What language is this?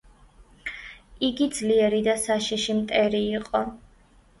Georgian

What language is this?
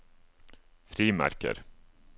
Norwegian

